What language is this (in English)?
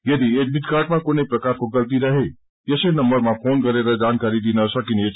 Nepali